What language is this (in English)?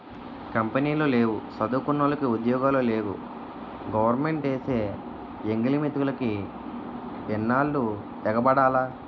Telugu